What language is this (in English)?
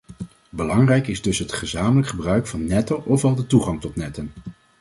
Dutch